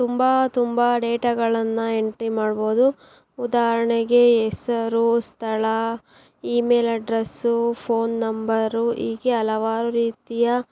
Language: Kannada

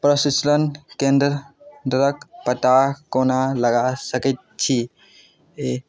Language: Maithili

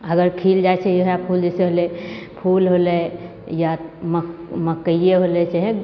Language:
Maithili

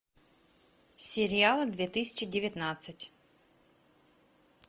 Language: Russian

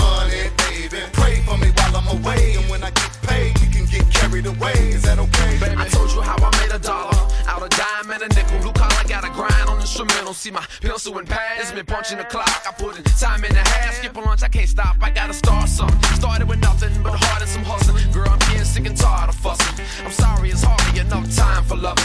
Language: English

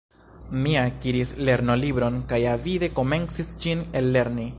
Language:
Esperanto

